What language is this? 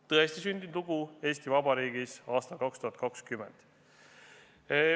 Estonian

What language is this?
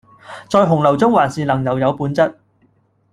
Cantonese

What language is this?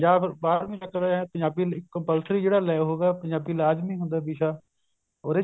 Punjabi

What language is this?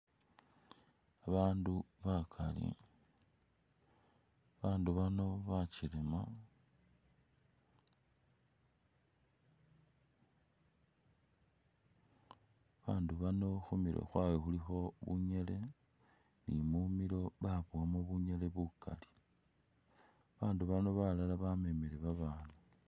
Masaaba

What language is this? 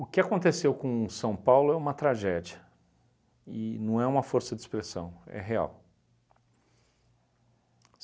Portuguese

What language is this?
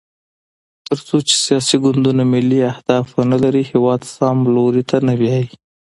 Pashto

